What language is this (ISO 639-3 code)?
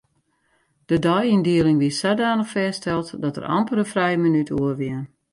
fry